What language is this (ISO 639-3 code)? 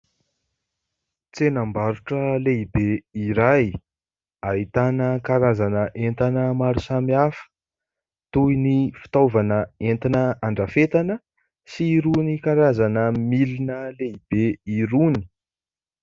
mlg